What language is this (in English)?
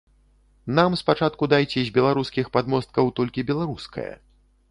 Belarusian